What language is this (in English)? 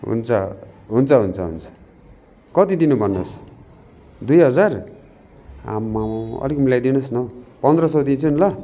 Nepali